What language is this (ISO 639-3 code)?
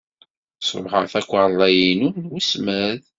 kab